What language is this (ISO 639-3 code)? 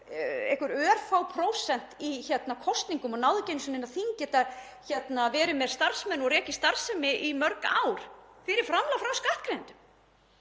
isl